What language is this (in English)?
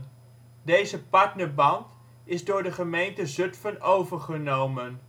Dutch